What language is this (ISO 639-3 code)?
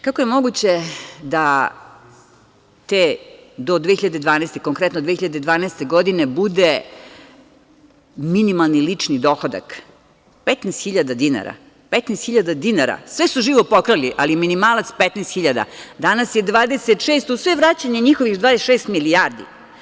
srp